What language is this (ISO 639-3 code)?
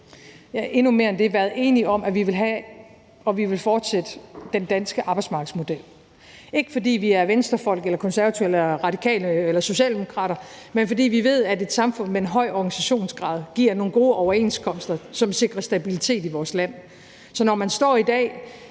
dan